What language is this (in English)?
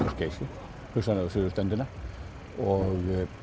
Icelandic